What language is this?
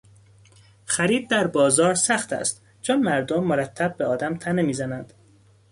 Persian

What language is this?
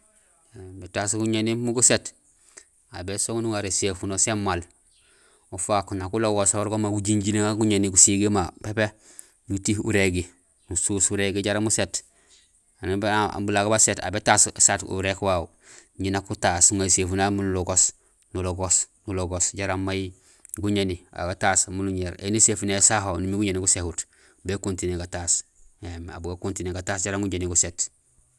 Gusilay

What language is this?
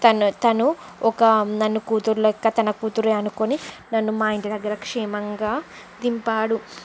Telugu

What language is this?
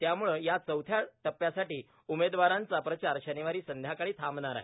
Marathi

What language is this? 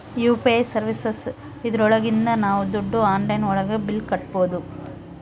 Kannada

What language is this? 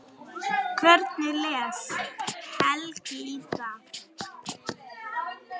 Icelandic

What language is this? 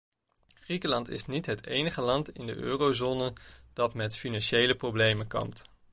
Dutch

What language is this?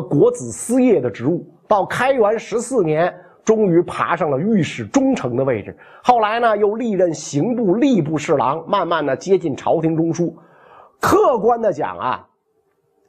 Chinese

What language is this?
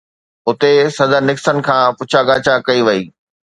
Sindhi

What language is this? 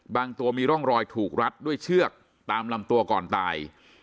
Thai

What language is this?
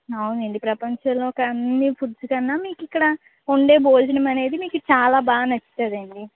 Telugu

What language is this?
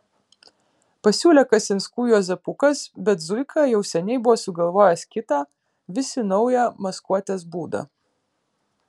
Lithuanian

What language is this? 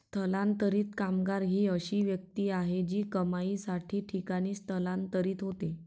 Marathi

